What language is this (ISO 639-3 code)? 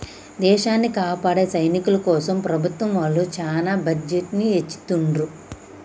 tel